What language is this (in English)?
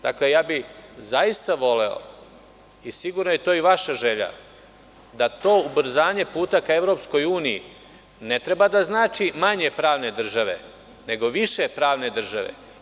Serbian